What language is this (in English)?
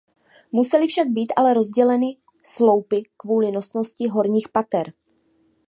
Czech